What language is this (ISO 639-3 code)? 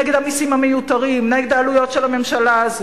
heb